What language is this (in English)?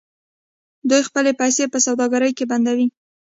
Pashto